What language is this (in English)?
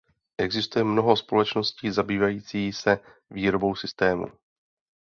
Czech